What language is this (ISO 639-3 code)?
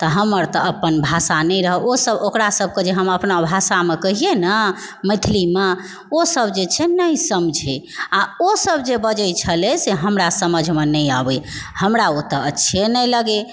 mai